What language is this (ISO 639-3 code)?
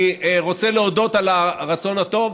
heb